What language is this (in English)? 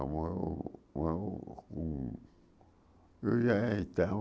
Portuguese